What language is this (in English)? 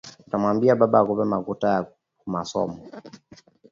Swahili